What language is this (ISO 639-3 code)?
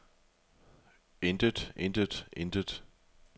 dan